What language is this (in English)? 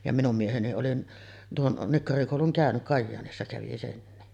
Finnish